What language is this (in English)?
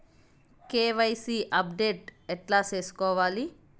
Telugu